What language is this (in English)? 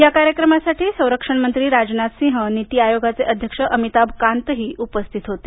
Marathi